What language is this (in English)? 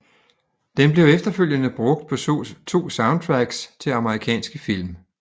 Danish